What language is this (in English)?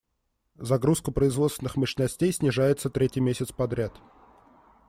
Russian